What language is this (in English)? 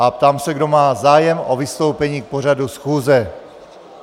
Czech